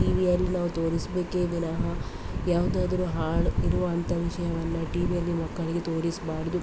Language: Kannada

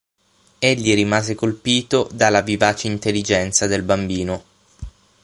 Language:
Italian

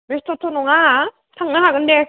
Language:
Bodo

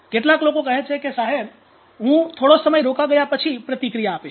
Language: Gujarati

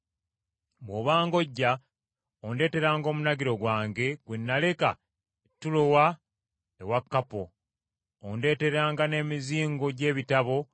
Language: Ganda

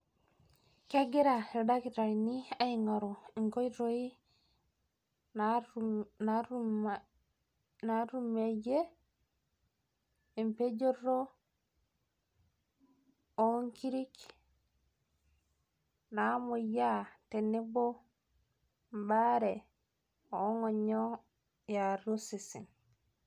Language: Masai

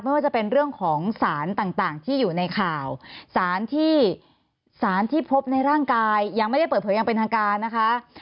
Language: Thai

